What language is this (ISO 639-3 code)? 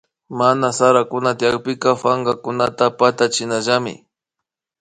qvi